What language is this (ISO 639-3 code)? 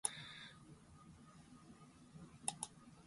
jpn